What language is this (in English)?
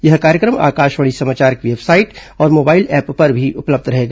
Hindi